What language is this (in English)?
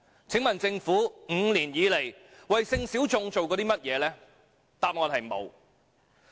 Cantonese